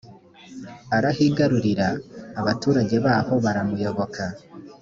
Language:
Kinyarwanda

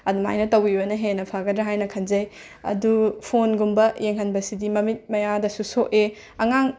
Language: Manipuri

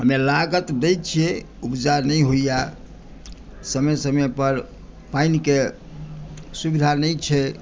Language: Maithili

